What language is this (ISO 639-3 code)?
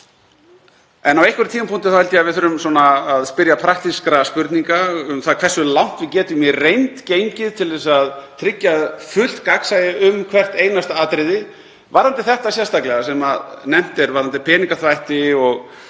isl